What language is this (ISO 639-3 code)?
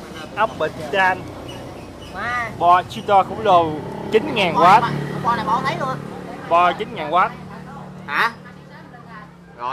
vie